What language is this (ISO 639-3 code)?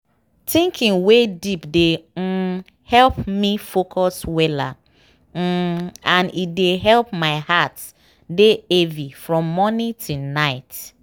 pcm